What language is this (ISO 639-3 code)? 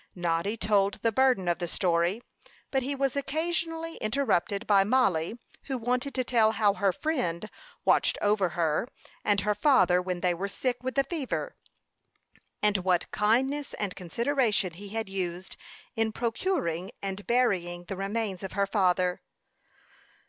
eng